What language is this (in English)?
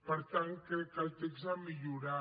Catalan